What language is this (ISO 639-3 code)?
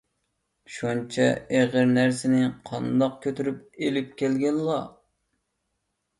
uig